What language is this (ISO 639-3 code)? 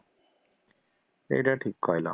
ori